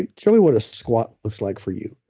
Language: English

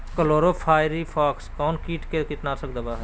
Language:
Magahi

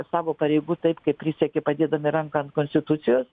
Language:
Lithuanian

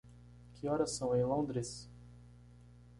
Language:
Portuguese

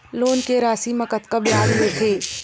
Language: Chhattisgarhi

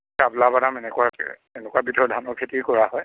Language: Assamese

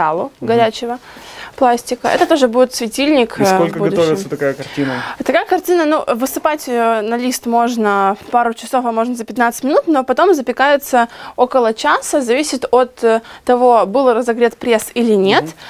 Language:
Russian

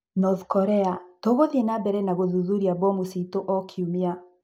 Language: Kikuyu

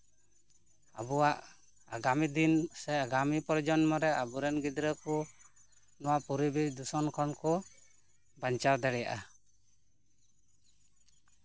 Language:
Santali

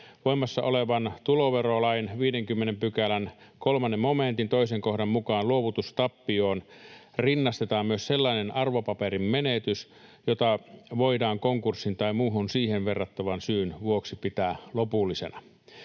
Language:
Finnish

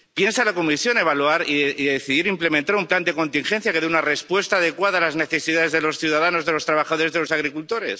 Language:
Spanish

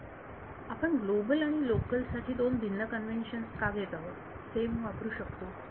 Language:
Marathi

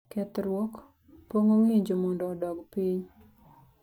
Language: Luo (Kenya and Tanzania)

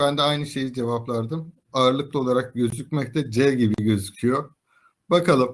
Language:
Turkish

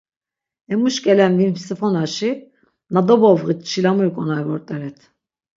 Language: Laz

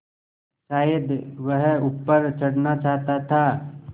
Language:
Hindi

